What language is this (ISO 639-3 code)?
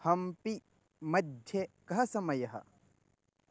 san